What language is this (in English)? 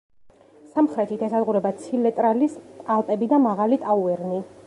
Georgian